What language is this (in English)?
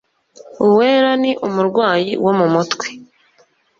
Kinyarwanda